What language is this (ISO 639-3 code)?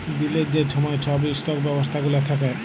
ben